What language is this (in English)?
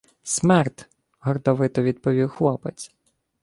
Ukrainian